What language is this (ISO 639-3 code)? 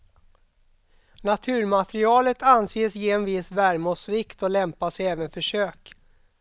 swe